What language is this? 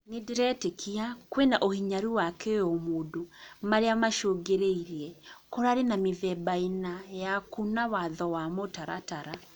Kikuyu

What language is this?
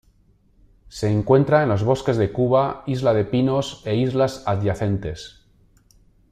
Spanish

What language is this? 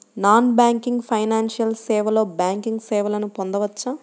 Telugu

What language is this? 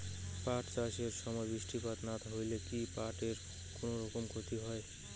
Bangla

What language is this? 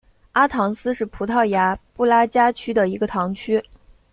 Chinese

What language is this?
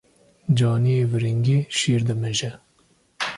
Kurdish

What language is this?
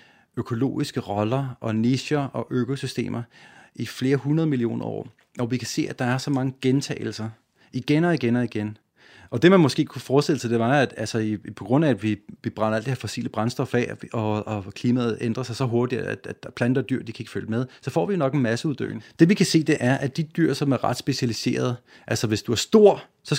Danish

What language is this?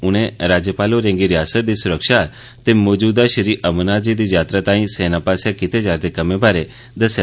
Dogri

